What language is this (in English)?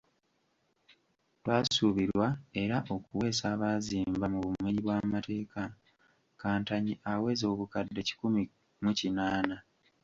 Ganda